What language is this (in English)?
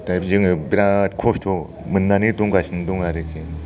Bodo